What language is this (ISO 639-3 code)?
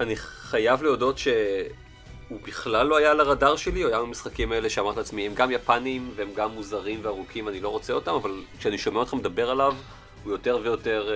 heb